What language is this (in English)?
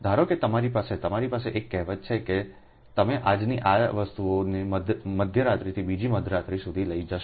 Gujarati